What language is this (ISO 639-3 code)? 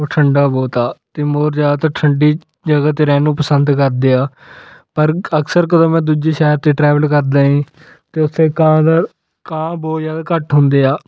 pan